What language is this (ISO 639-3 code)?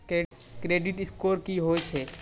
mai